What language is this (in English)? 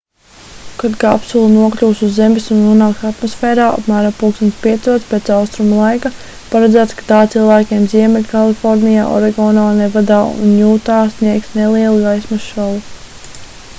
Latvian